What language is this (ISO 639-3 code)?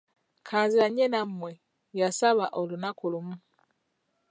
lug